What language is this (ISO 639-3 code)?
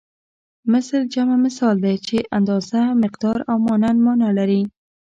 pus